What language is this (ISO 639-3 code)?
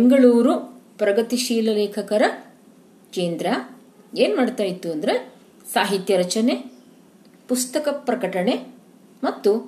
kan